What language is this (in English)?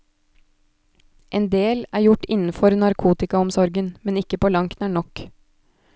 Norwegian